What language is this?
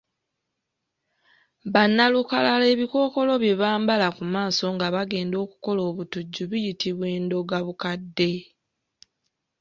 Ganda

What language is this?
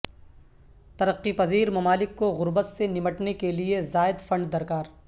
Urdu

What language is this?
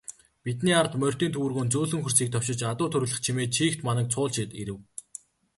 Mongolian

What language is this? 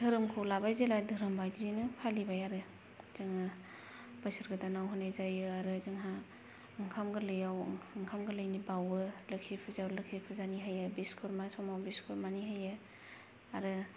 Bodo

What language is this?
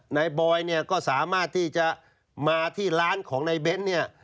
Thai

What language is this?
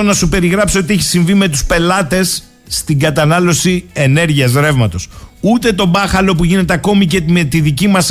Greek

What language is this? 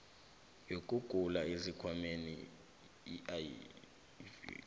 South Ndebele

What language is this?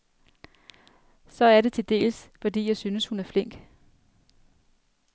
Danish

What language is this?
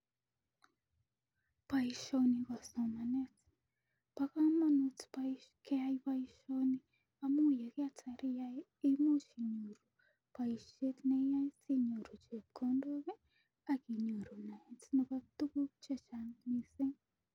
Kalenjin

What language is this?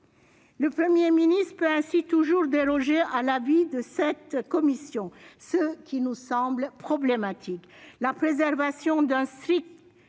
French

